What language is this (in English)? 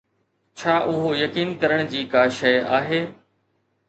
Sindhi